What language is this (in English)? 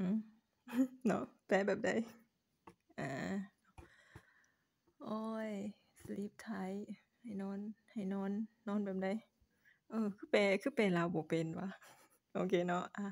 Thai